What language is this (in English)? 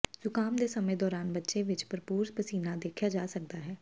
Punjabi